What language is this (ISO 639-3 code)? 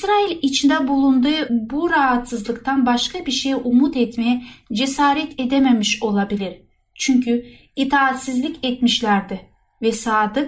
tur